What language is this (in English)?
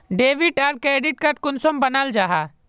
Magahi